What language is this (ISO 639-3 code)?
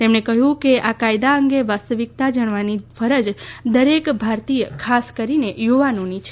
guj